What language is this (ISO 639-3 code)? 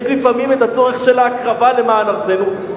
heb